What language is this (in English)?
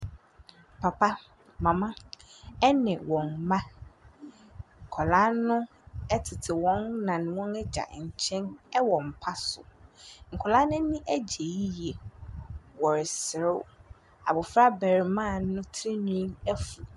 Akan